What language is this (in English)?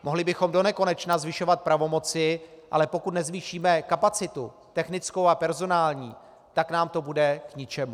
Czech